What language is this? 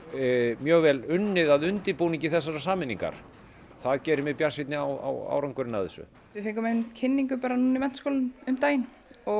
Icelandic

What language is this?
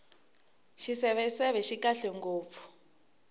Tsonga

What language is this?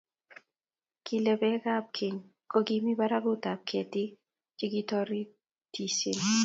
Kalenjin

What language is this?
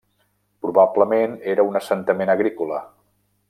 Catalan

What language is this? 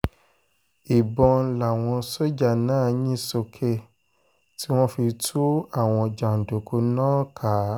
Yoruba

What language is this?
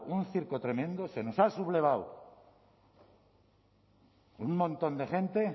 Spanish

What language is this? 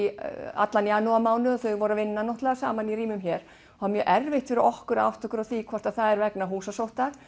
Icelandic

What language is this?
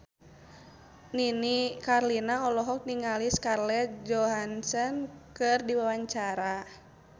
Sundanese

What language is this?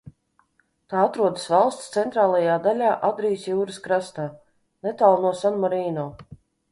Latvian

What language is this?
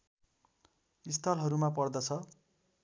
Nepali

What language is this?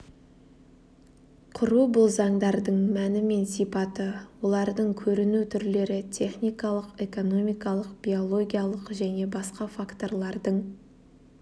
Kazakh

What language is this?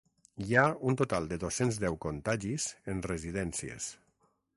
Catalan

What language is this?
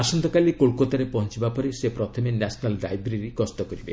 Odia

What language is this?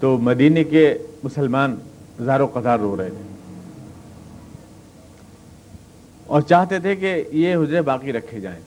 Urdu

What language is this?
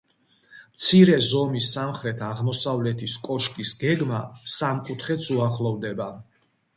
Georgian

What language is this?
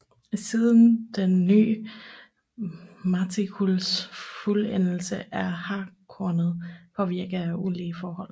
Danish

